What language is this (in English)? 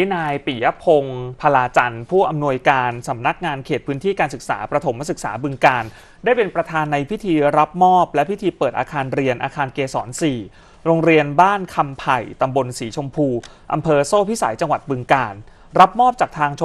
Thai